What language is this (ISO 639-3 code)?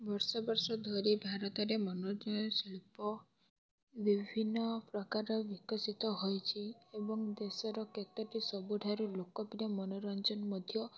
ori